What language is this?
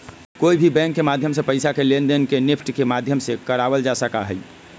Magahi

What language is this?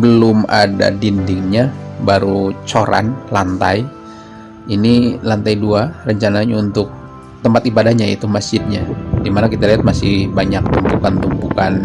Indonesian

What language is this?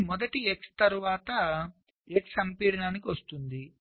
Telugu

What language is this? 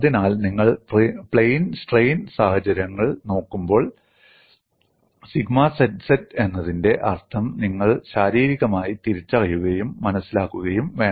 Malayalam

